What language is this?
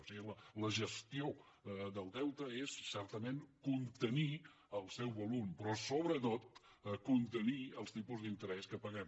Catalan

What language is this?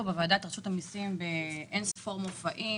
Hebrew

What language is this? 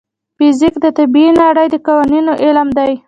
Pashto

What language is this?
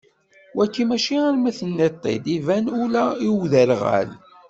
Kabyle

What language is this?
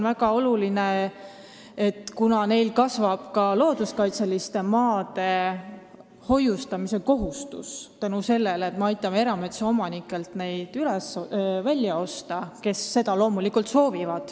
Estonian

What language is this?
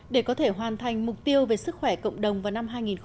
Vietnamese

